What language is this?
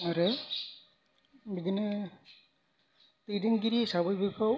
Bodo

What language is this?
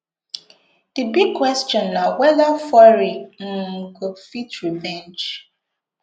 Nigerian Pidgin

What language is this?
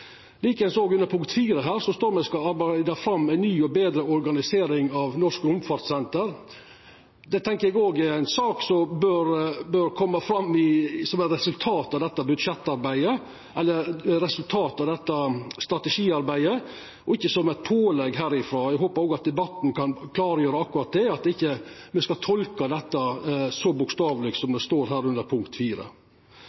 Norwegian Nynorsk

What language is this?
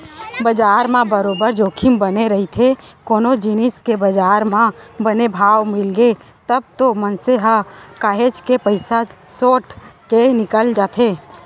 Chhattisgarhi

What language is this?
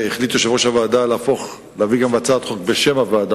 Hebrew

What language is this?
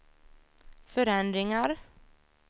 Swedish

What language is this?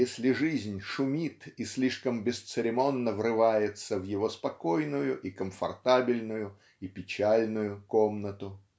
Russian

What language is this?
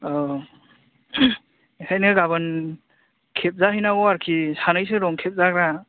Bodo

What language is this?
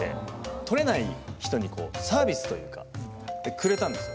Japanese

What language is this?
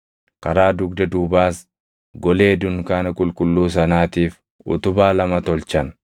Oromo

